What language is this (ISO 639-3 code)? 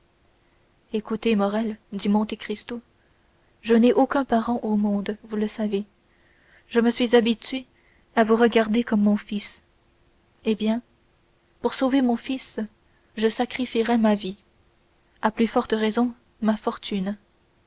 fra